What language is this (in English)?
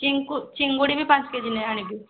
Odia